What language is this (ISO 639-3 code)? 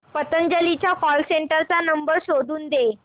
mar